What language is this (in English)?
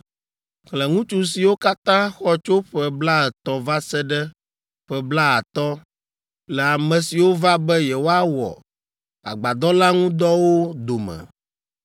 Ewe